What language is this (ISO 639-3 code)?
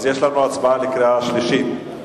heb